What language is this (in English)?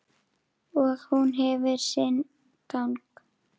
Icelandic